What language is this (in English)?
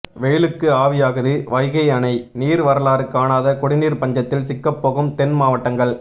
Tamil